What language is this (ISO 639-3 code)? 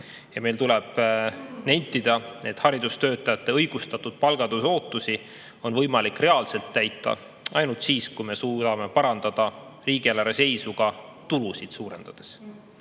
est